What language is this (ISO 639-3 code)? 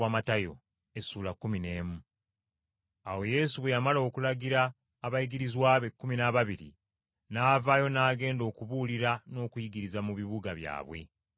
lug